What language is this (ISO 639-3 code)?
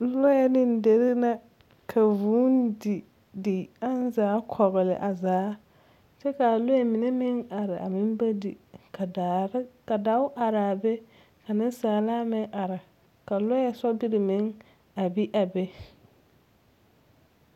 dga